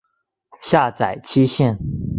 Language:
Chinese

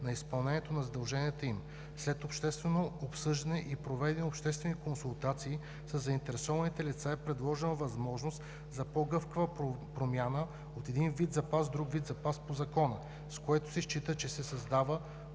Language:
Bulgarian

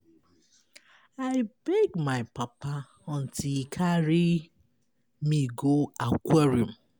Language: Nigerian Pidgin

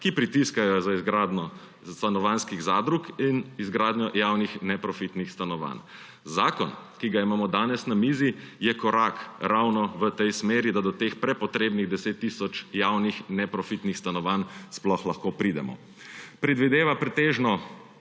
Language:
Slovenian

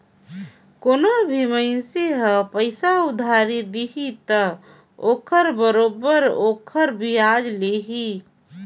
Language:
Chhattisgarhi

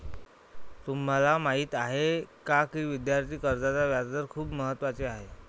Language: Marathi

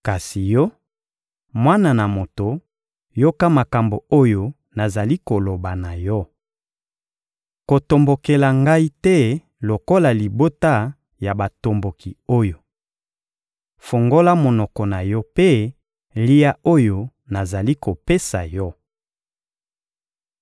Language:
Lingala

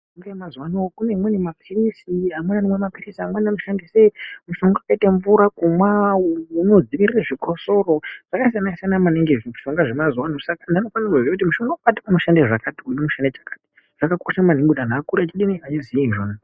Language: Ndau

